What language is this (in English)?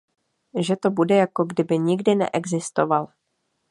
Czech